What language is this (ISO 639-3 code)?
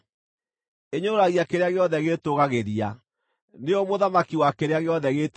kik